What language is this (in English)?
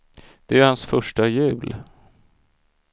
Swedish